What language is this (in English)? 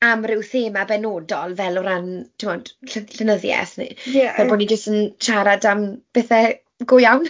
Welsh